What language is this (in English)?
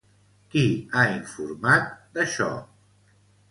Catalan